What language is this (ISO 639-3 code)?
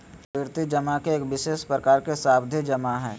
mag